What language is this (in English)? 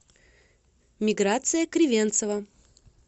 Russian